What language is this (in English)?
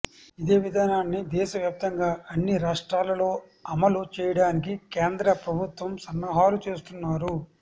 Telugu